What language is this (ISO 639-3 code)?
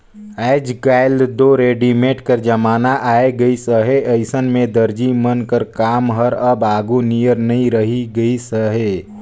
hne